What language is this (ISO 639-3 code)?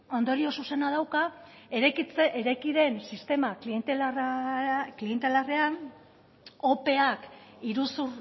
eus